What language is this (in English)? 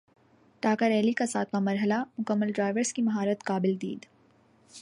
Urdu